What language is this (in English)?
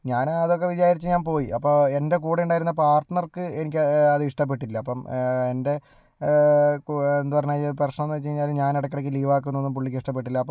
Malayalam